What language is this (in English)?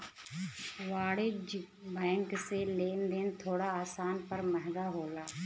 Bhojpuri